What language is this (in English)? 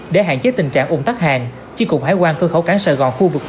Vietnamese